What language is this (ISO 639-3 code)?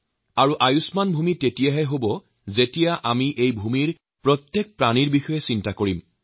asm